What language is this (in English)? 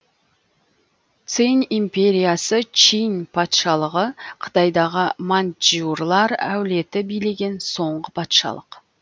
Kazakh